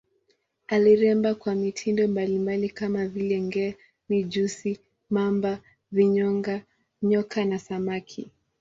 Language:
Swahili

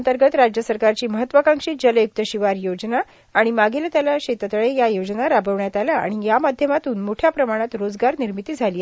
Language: Marathi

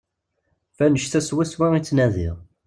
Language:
Kabyle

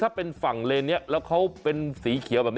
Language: Thai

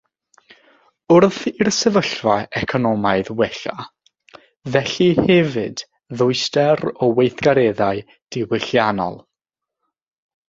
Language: Welsh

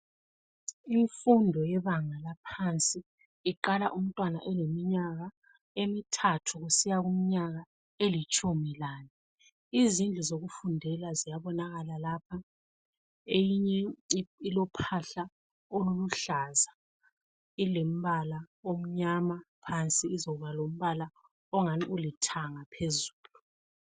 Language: North Ndebele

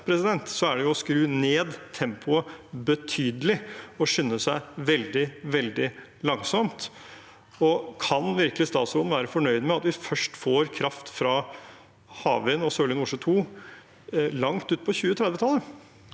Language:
Norwegian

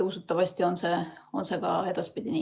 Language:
Estonian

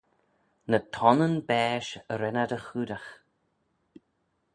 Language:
Manx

